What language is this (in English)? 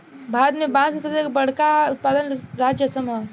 Bhojpuri